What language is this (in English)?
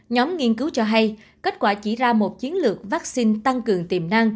Vietnamese